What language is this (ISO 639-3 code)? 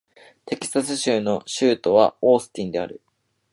jpn